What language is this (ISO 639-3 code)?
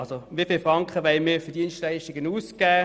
gsw